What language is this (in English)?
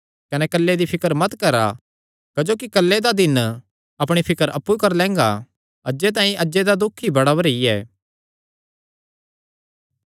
Kangri